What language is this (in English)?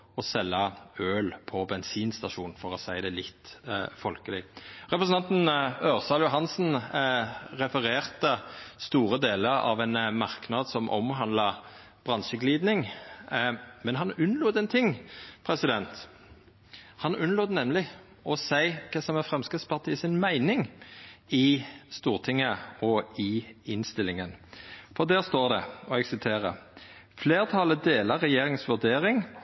Norwegian Nynorsk